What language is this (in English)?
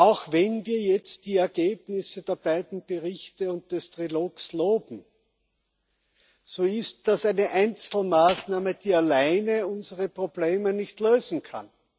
German